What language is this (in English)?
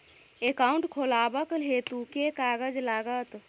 Maithili